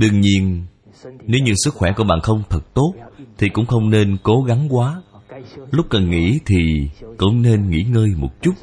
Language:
Vietnamese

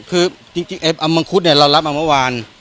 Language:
Thai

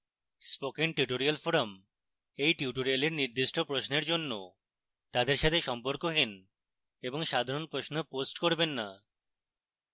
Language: Bangla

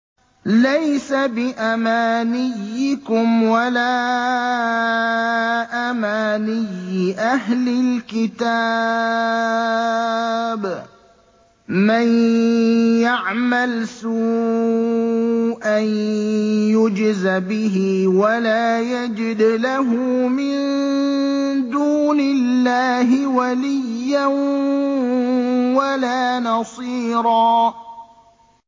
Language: Arabic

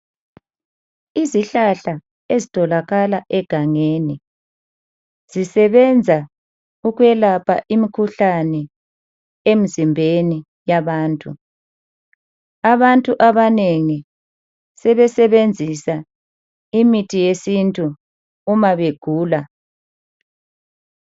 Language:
North Ndebele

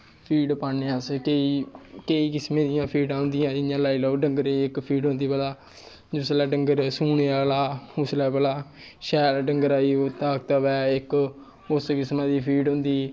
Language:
Dogri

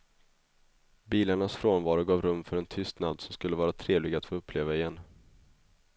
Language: Swedish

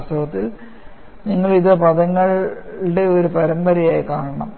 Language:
Malayalam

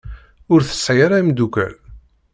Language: Kabyle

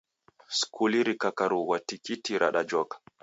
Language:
Taita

